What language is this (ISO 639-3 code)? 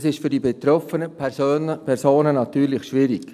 gsw